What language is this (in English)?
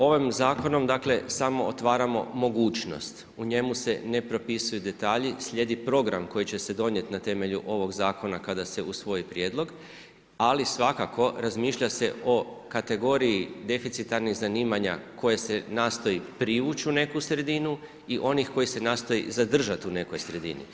Croatian